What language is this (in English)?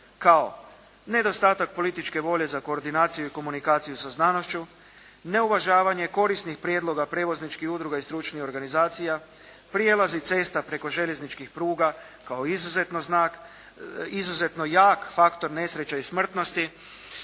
Croatian